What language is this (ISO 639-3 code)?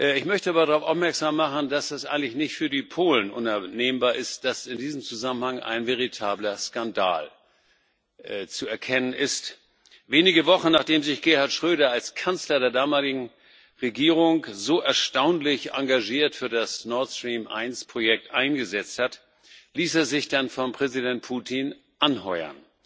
deu